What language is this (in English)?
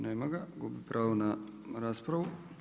Croatian